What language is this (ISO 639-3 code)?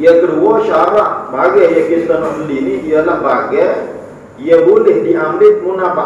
msa